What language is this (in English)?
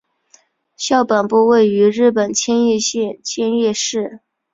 Chinese